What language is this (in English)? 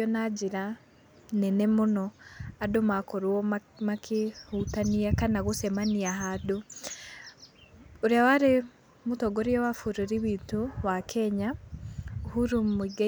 Kikuyu